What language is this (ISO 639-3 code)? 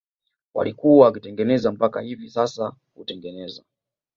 swa